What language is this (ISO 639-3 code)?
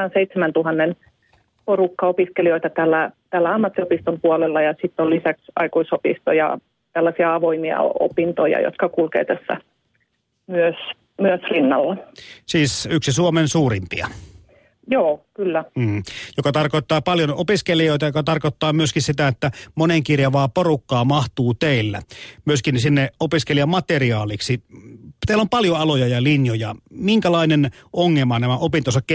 fin